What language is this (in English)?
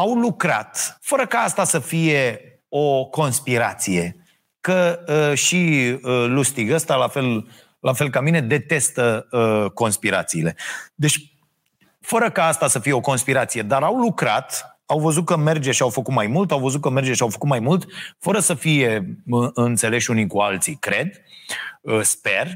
Romanian